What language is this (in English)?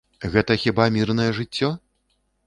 Belarusian